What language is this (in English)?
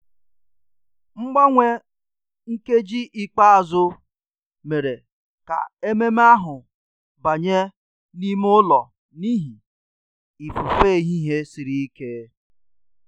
Igbo